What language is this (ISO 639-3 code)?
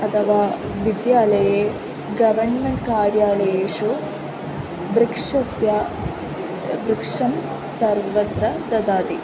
san